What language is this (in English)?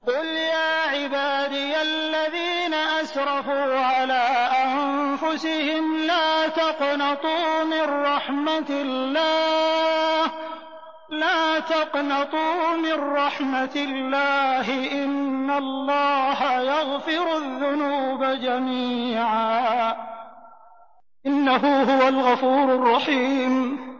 Arabic